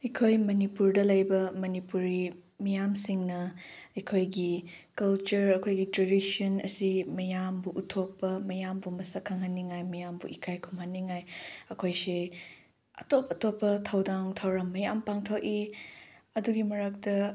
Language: Manipuri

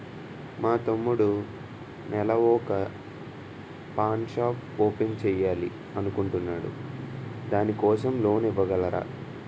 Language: Telugu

